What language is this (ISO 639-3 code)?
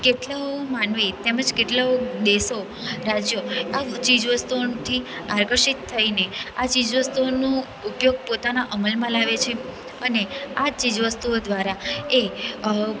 guj